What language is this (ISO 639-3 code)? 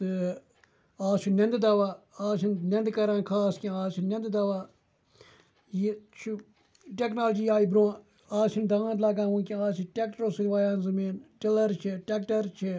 kas